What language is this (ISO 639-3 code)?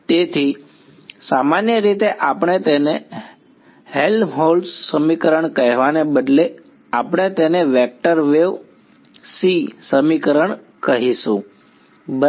guj